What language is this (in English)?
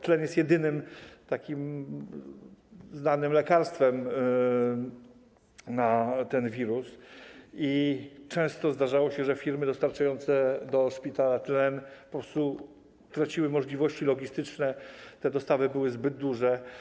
Polish